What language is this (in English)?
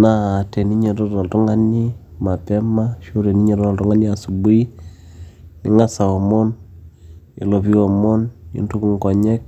Masai